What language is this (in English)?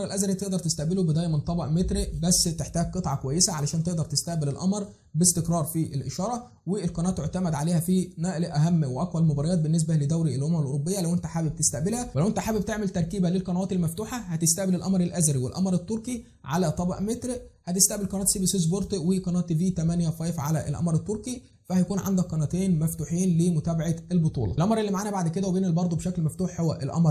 Arabic